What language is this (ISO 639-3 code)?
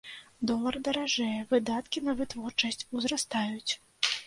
bel